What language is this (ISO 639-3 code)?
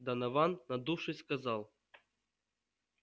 rus